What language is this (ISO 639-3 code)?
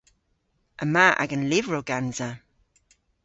cor